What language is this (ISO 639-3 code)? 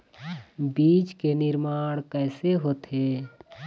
hne